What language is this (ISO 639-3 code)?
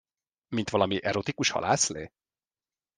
hun